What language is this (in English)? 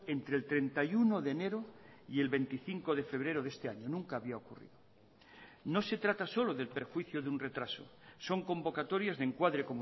Spanish